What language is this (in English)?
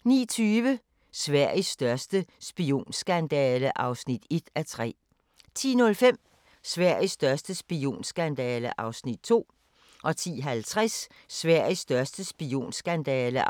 Danish